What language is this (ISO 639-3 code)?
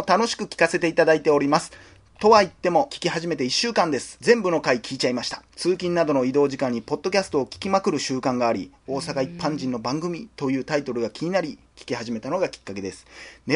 jpn